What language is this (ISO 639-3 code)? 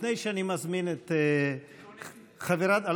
heb